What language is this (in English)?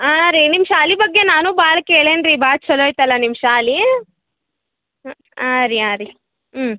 Kannada